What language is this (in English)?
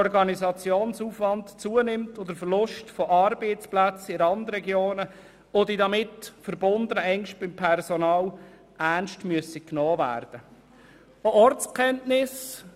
Swiss German